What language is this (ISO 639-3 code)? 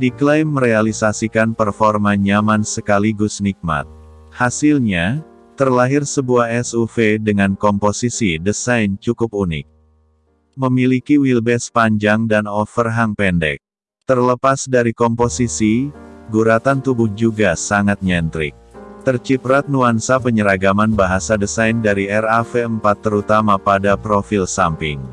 ind